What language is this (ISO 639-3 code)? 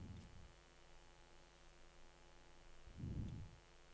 nor